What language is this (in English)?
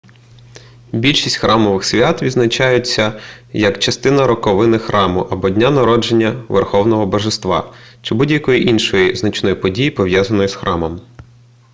Ukrainian